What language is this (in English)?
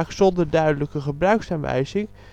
Dutch